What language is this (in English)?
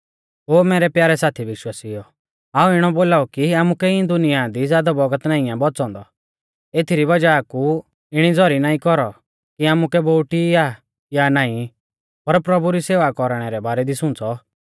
Mahasu Pahari